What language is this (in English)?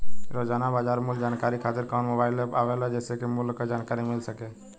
Bhojpuri